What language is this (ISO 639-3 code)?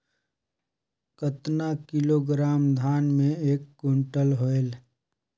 hne